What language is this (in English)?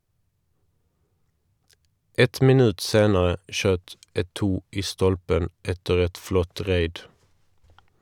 Norwegian